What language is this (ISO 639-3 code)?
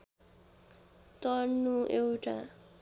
nep